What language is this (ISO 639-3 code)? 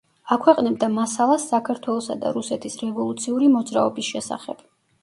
kat